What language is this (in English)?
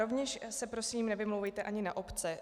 Czech